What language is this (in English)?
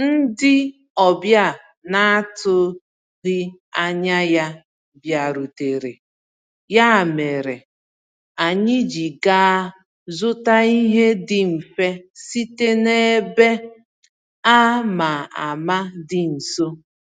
Igbo